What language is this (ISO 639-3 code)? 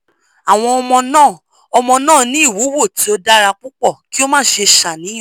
yor